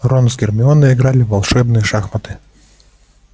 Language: Russian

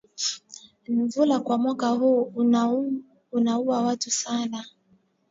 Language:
Swahili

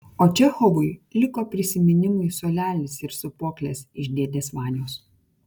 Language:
Lithuanian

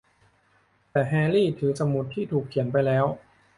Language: Thai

